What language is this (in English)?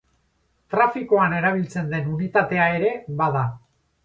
Basque